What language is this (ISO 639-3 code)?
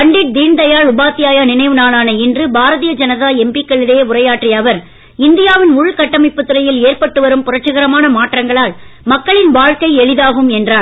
tam